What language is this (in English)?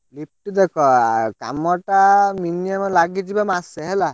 Odia